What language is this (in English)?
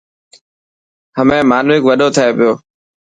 Dhatki